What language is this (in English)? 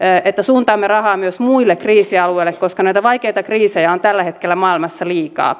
Finnish